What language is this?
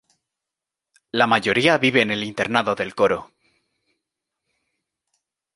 Spanish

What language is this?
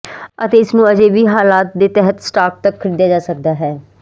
Punjabi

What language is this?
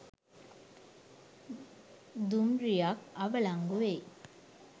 Sinhala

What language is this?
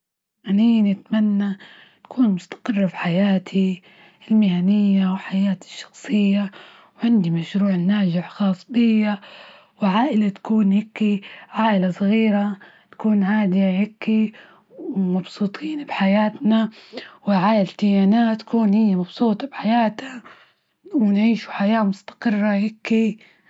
Libyan Arabic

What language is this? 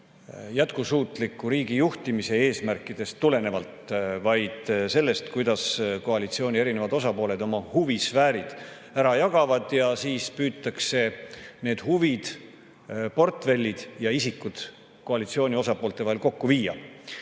Estonian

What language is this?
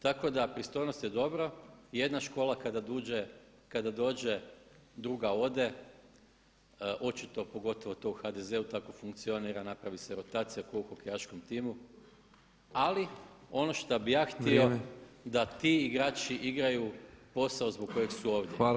Croatian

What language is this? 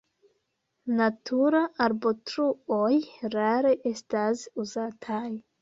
Esperanto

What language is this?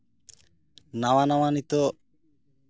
Santali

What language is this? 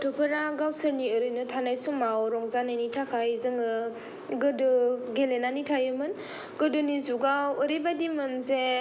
Bodo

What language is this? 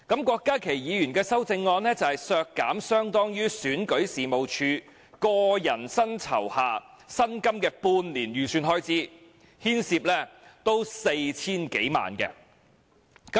Cantonese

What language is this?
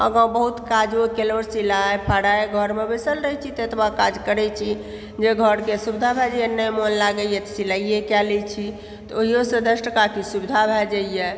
Maithili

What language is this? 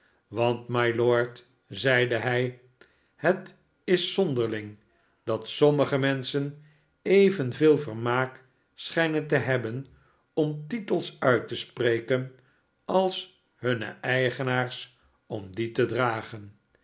Dutch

